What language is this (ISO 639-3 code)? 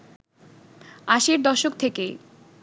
ben